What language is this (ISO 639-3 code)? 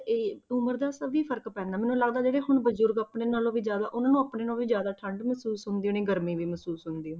pan